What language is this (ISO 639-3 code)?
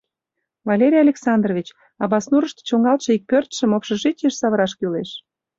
chm